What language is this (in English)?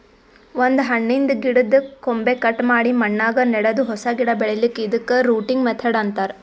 Kannada